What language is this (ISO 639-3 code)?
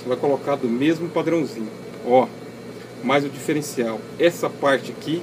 por